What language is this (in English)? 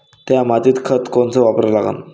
Marathi